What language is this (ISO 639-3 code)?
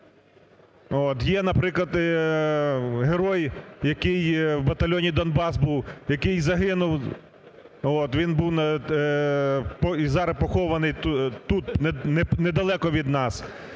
ukr